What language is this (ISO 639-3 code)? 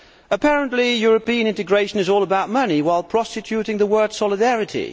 eng